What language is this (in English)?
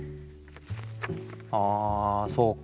Japanese